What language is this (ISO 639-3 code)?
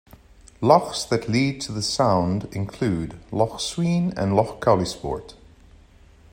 eng